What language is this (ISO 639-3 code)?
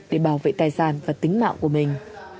vie